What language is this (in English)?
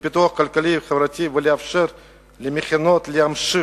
Hebrew